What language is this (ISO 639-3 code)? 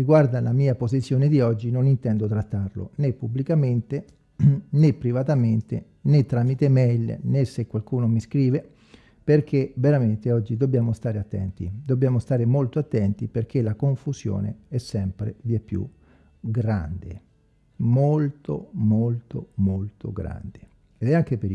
ita